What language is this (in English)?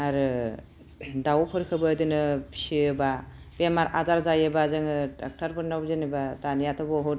Bodo